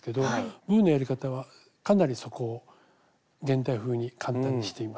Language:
Japanese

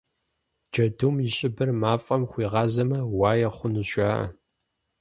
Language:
Kabardian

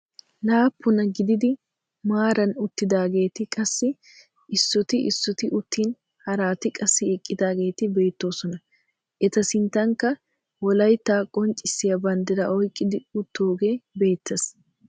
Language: Wolaytta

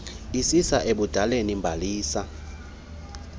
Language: Xhosa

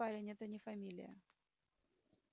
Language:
Russian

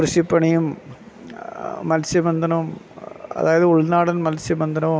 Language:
Malayalam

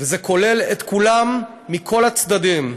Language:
Hebrew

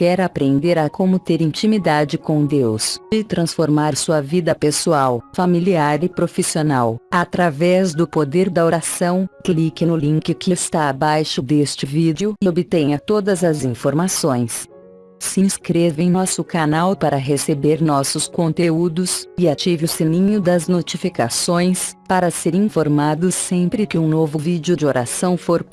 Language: Portuguese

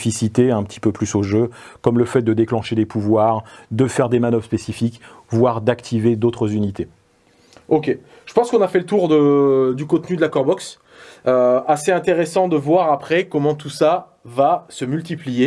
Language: French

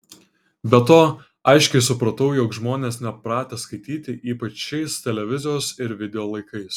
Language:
Lithuanian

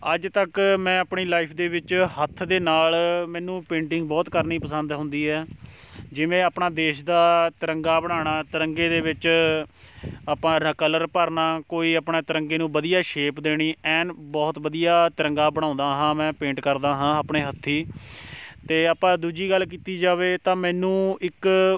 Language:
Punjabi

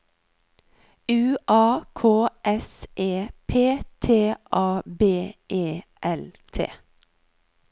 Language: Norwegian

